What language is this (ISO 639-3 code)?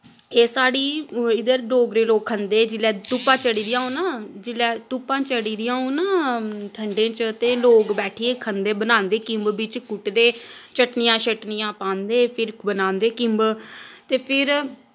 doi